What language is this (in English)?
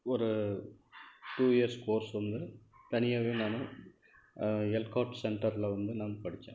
Tamil